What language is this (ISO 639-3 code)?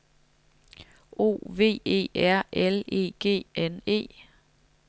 dan